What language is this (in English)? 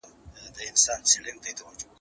Pashto